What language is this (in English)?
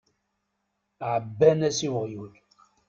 Kabyle